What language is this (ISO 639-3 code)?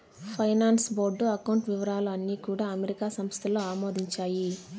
tel